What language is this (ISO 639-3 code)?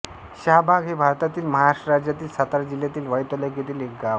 mar